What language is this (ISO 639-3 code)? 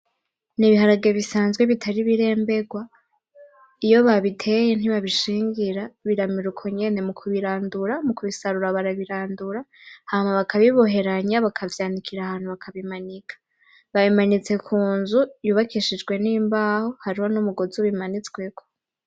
run